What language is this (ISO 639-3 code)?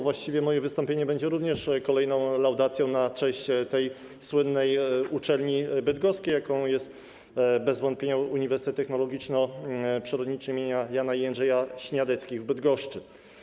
pol